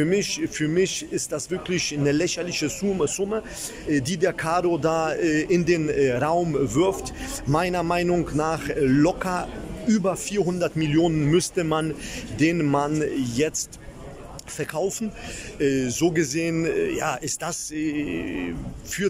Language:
German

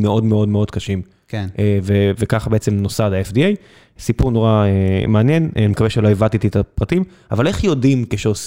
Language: Hebrew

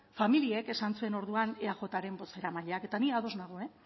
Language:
Basque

